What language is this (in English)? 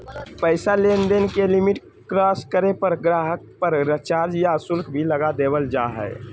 Magahi